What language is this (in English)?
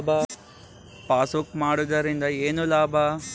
Kannada